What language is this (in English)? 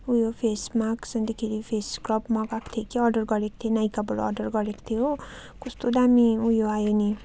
Nepali